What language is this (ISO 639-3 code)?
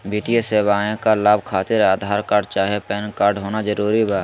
mag